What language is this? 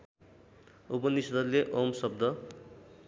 Nepali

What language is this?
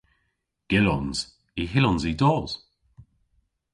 Cornish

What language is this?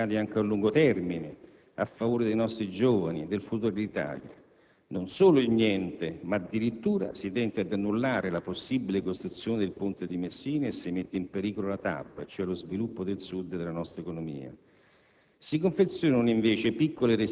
Italian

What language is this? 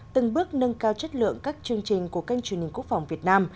Vietnamese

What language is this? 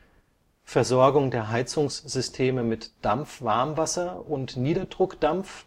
German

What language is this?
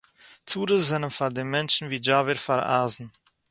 Yiddish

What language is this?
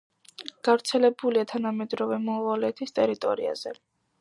Georgian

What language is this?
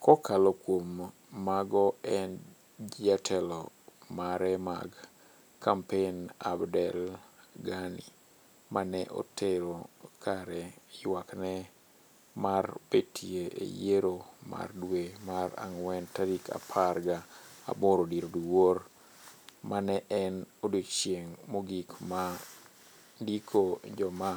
Luo (Kenya and Tanzania)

